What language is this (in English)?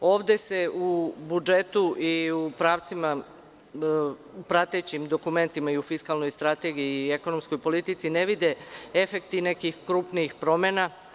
Serbian